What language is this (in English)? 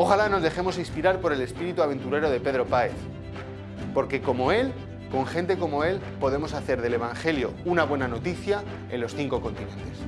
Spanish